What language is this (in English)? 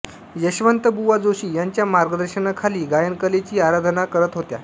Marathi